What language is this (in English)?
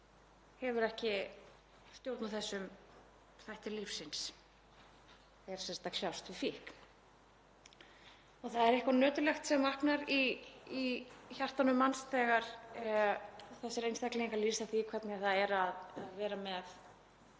Icelandic